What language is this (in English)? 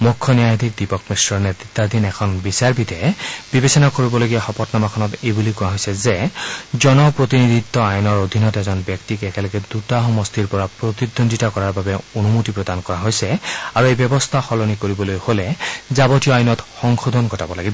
Assamese